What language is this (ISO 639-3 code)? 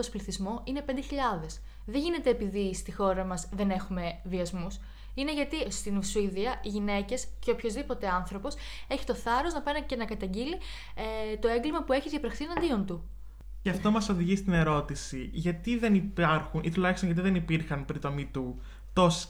ell